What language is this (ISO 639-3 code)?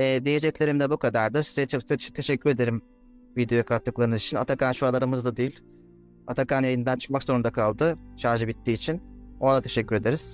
tur